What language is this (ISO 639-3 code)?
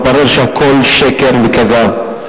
heb